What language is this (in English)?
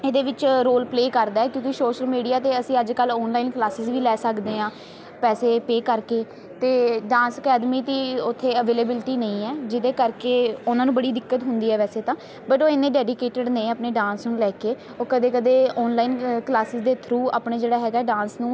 Punjabi